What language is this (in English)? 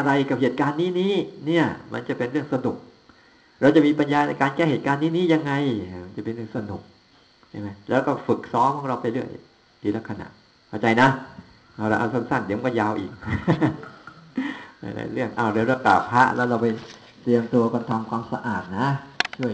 Thai